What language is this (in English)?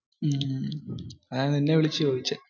Malayalam